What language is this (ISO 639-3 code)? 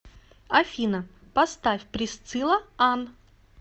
rus